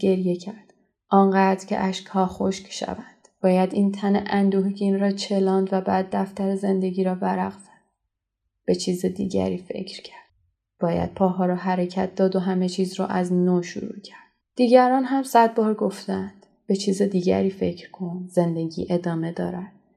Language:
Persian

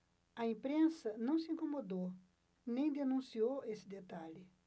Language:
Portuguese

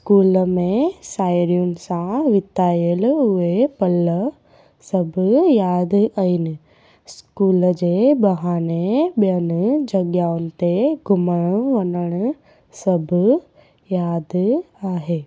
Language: Sindhi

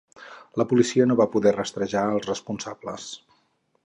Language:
Catalan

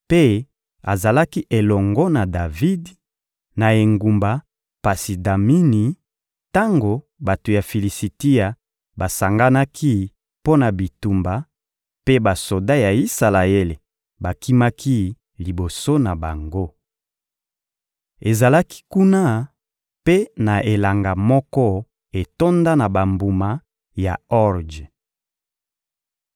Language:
Lingala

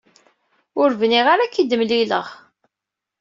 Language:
Kabyle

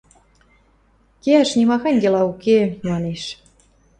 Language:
Western Mari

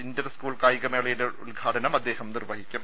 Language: Malayalam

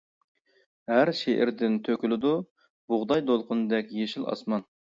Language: Uyghur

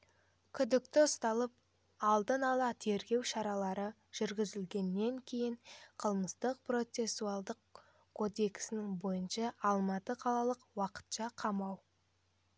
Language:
Kazakh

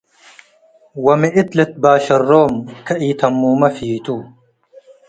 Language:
Tigre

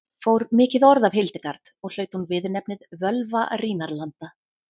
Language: Icelandic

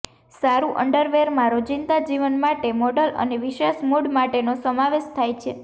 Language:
Gujarati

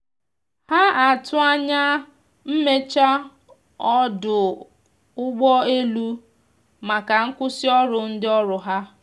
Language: Igbo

